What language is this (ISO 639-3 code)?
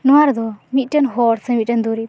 sat